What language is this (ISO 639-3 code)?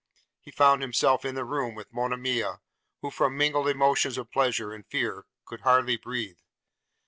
eng